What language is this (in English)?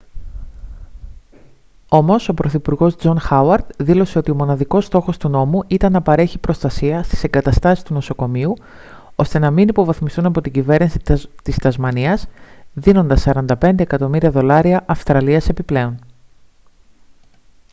Greek